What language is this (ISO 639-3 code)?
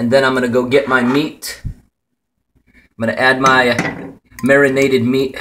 eng